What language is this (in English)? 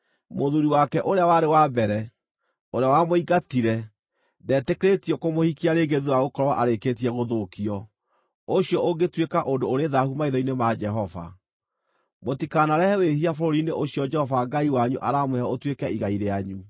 Kikuyu